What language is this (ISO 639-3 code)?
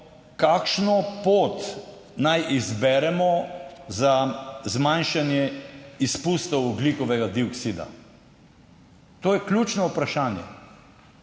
slv